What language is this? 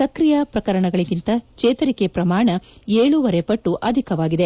Kannada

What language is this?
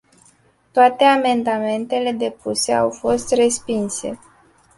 Romanian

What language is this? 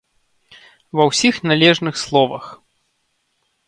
Belarusian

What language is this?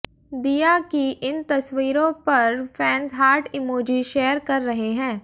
Hindi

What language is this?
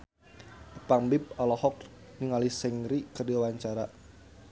Sundanese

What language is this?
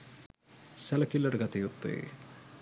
Sinhala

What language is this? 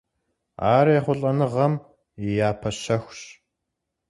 Kabardian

